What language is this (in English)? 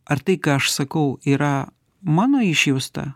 Lithuanian